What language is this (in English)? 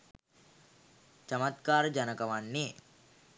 Sinhala